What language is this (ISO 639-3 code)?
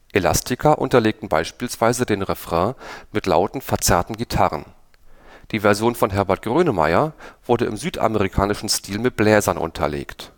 deu